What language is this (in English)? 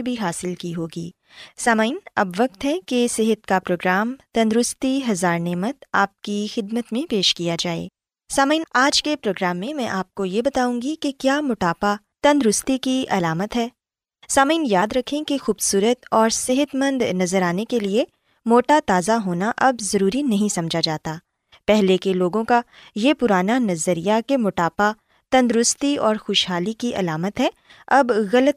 Urdu